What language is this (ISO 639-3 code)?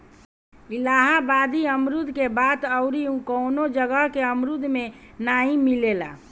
bho